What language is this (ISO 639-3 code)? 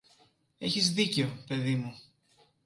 ell